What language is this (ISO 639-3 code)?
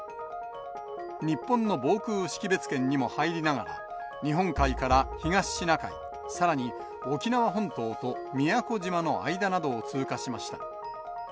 jpn